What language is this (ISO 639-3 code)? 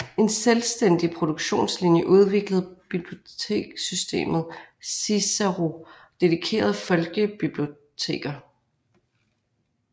dan